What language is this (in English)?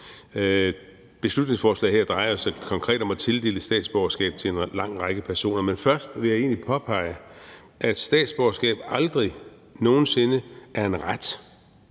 Danish